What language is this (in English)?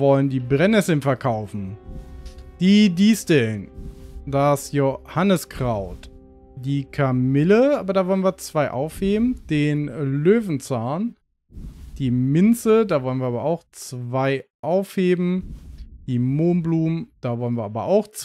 German